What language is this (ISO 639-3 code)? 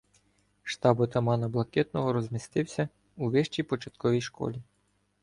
ukr